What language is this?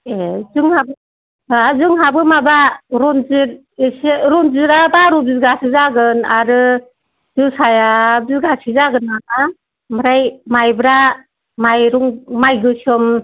Bodo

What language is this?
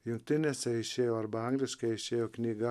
Lithuanian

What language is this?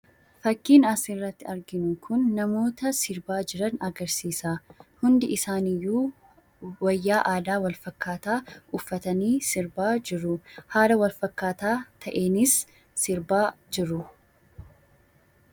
Oromo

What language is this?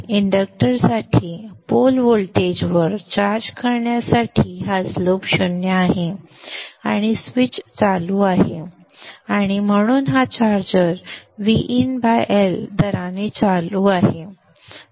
Marathi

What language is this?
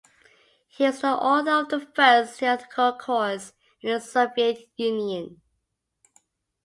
English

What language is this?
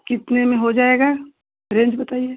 Hindi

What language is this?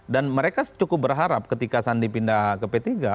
Indonesian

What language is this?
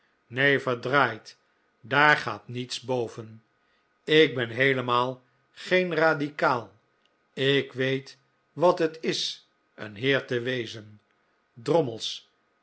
Dutch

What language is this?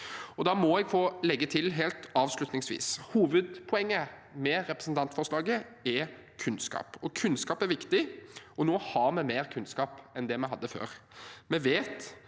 Norwegian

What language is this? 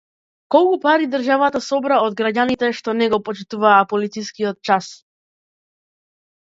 Macedonian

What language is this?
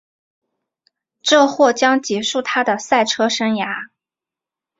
Chinese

